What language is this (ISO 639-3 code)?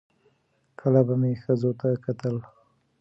pus